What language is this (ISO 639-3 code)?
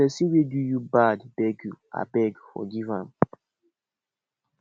pcm